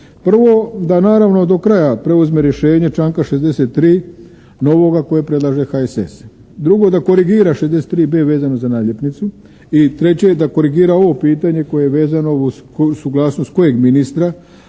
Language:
Croatian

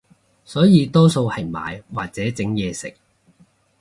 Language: Cantonese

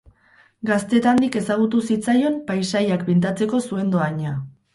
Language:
Basque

